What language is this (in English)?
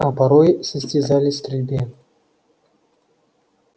Russian